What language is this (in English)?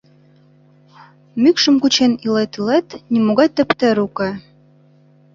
Mari